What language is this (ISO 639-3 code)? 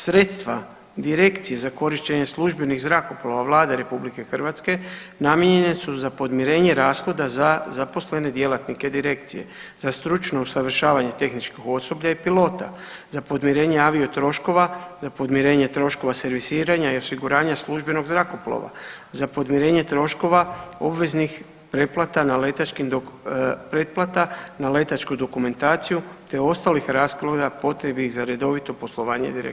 hrv